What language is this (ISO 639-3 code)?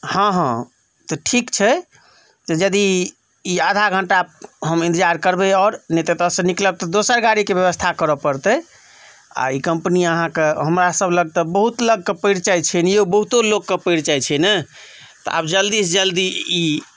mai